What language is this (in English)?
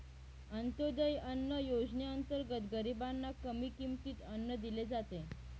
Marathi